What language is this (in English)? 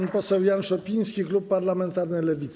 Polish